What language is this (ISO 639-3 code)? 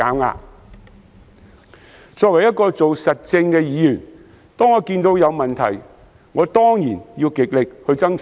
yue